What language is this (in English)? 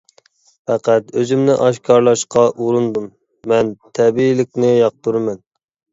Uyghur